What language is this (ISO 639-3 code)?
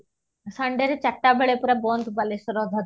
ori